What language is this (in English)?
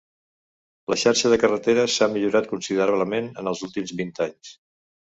Catalan